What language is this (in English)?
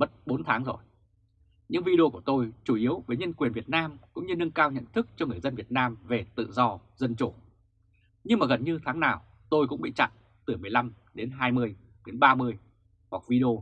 Vietnamese